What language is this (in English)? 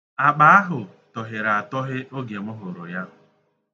Igbo